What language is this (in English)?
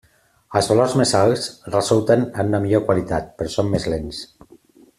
Catalan